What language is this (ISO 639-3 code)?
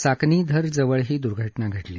mar